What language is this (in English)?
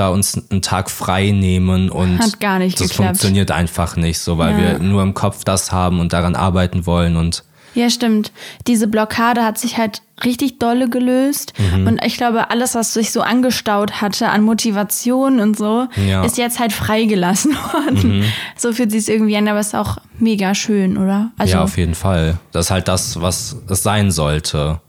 German